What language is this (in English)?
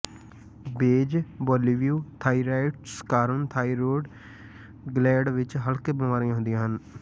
Punjabi